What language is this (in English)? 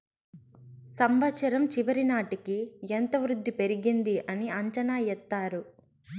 Telugu